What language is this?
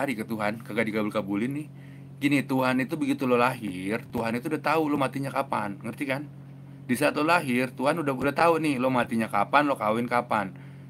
Indonesian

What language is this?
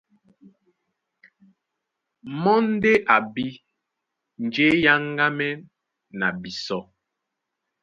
Duala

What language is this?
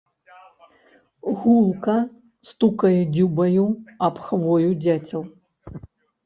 Belarusian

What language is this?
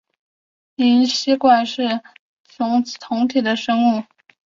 Chinese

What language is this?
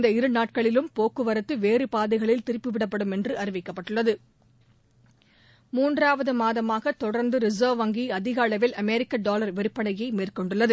Tamil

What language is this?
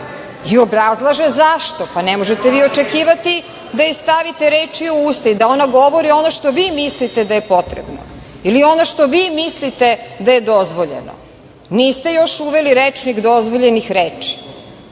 Serbian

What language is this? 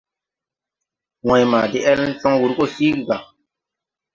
Tupuri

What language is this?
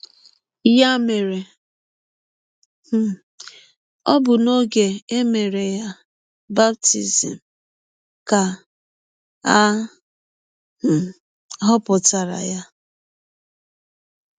Igbo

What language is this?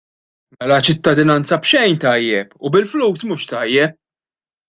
Maltese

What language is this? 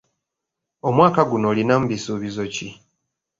Ganda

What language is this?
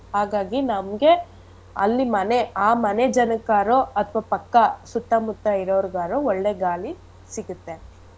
Kannada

